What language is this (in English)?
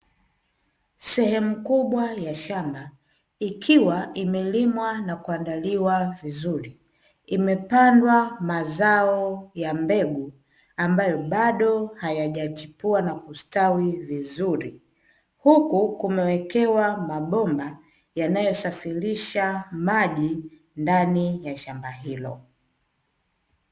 Swahili